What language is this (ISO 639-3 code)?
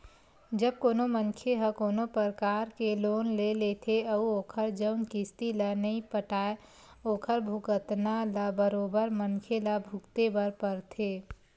hne